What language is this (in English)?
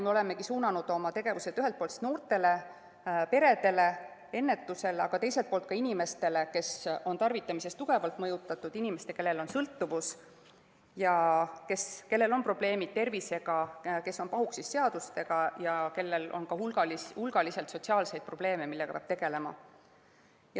Estonian